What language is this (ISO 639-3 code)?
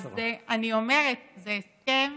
heb